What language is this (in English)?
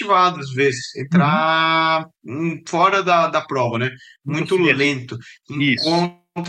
Portuguese